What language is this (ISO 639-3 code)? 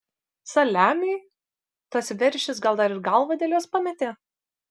lit